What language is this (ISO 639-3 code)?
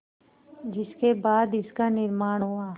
hin